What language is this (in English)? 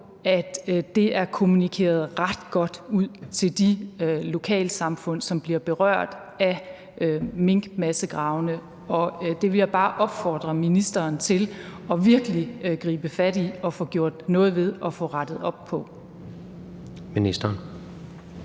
Danish